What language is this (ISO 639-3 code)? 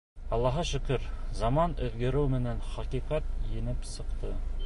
bak